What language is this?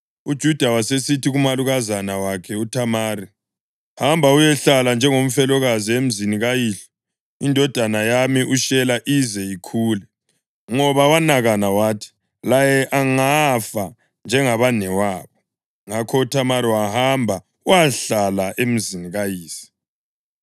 North Ndebele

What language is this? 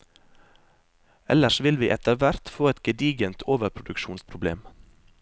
Norwegian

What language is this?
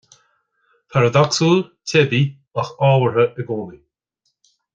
Irish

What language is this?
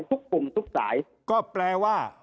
Thai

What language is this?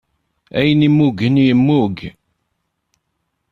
Kabyle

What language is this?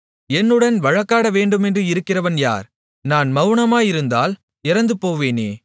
Tamil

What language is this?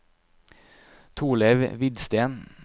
Norwegian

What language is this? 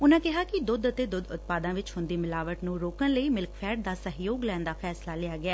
Punjabi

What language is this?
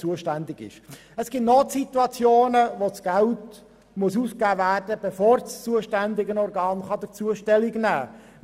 Swiss German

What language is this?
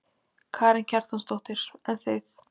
Icelandic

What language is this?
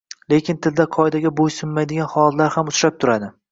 Uzbek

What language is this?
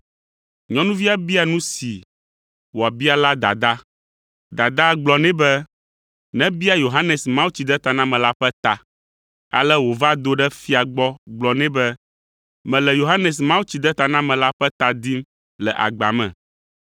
Ewe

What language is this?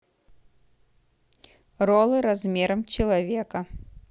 Russian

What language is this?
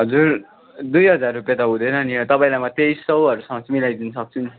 Nepali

